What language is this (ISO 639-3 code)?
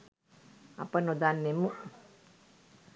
sin